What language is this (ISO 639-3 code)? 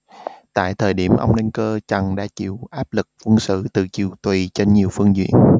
vie